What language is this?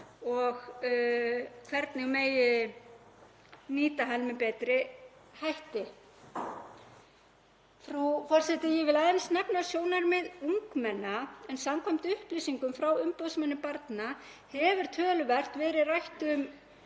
Icelandic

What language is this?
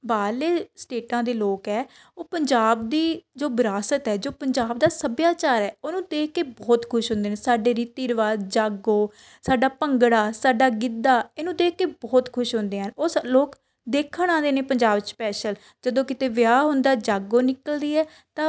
Punjabi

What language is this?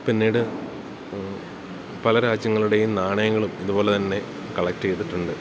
Malayalam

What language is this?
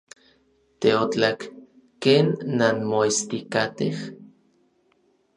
Orizaba Nahuatl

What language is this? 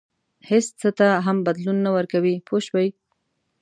Pashto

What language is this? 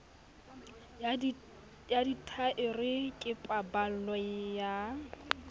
Southern Sotho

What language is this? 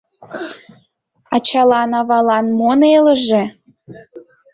Mari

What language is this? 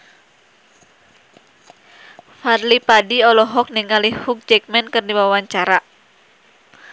Sundanese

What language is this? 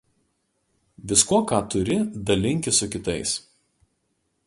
Lithuanian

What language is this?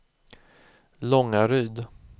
Swedish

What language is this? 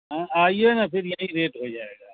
Urdu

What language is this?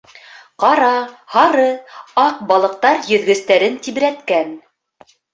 Bashkir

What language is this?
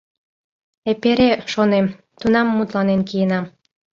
Mari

